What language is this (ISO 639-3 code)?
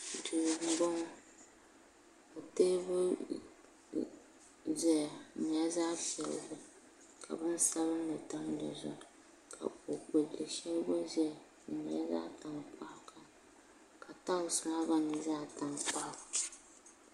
dag